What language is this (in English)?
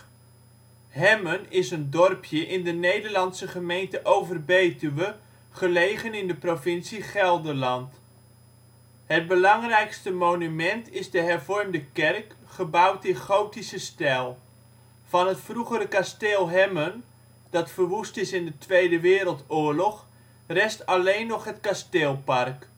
Dutch